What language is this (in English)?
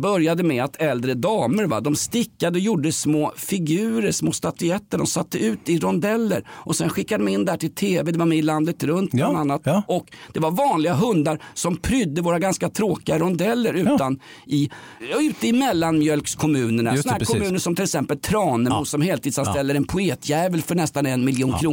Swedish